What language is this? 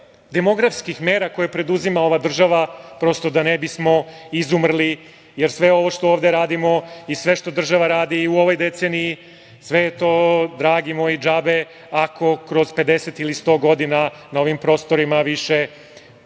Serbian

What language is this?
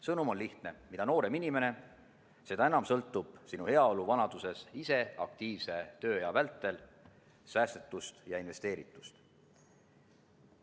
Estonian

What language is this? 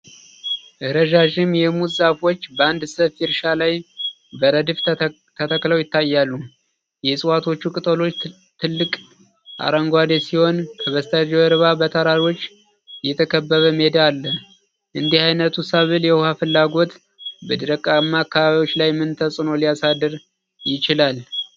Amharic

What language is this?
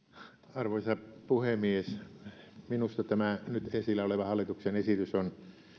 Finnish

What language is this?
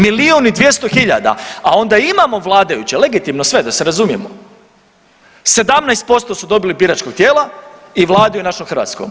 Croatian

